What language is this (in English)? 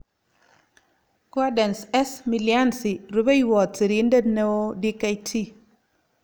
Kalenjin